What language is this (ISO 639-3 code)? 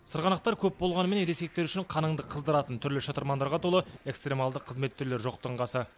kaz